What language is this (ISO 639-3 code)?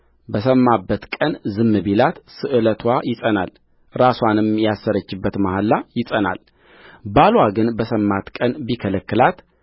amh